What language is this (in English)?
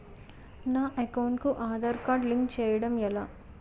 Telugu